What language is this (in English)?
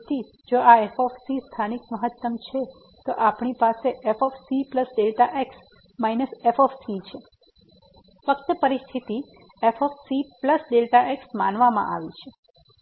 Gujarati